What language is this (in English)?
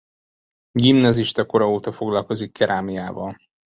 Hungarian